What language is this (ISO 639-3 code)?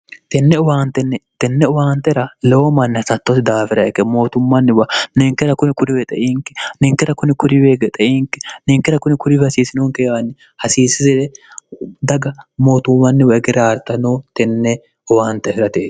sid